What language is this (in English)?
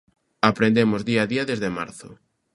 Galician